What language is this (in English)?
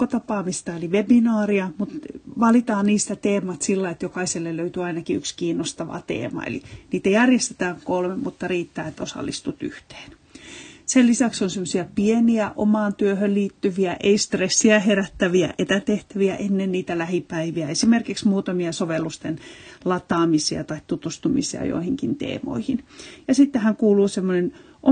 Finnish